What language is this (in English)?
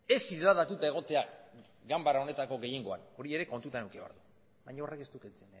Basque